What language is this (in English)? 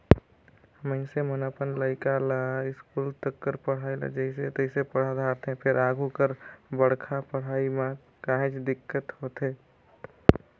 Chhattisgarhi